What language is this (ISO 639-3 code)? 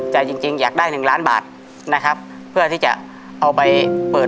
tha